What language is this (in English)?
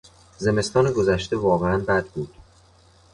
Persian